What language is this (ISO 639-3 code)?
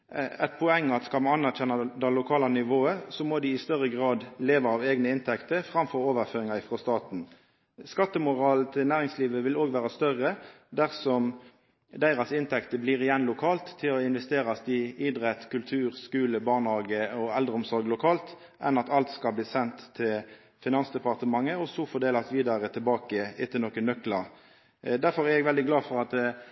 nno